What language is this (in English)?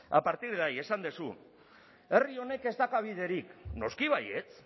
Basque